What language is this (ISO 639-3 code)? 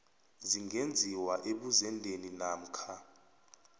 nbl